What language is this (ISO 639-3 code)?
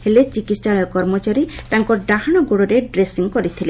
ori